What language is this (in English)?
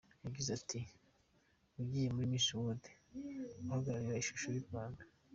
Kinyarwanda